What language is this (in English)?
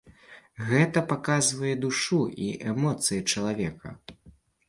Belarusian